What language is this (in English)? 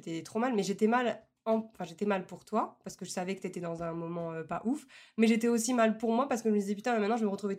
French